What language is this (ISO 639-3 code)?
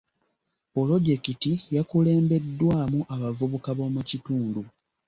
lug